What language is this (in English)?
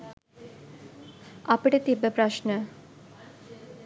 Sinhala